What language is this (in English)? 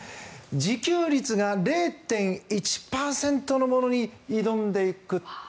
Japanese